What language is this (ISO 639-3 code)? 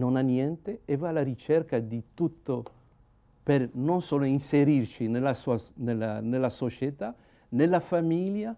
ita